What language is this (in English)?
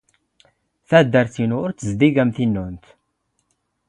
Standard Moroccan Tamazight